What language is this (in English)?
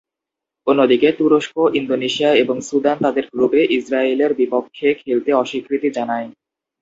Bangla